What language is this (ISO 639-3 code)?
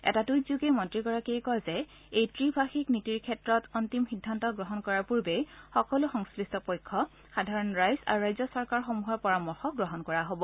asm